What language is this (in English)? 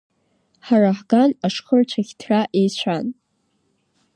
Abkhazian